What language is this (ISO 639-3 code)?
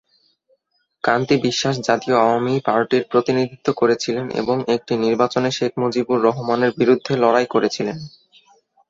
ben